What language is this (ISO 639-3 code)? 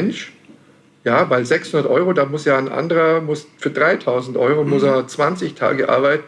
deu